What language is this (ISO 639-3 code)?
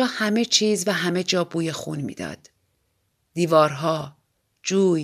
fas